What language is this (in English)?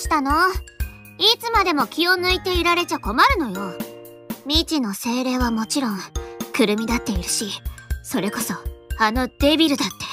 Japanese